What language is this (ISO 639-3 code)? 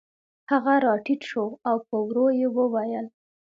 pus